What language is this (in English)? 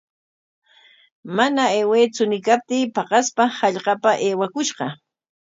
Corongo Ancash Quechua